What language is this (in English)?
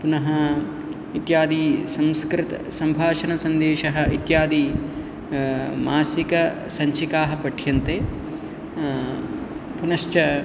Sanskrit